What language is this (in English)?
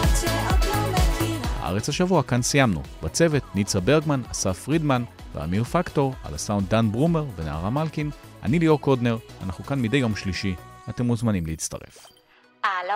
Hebrew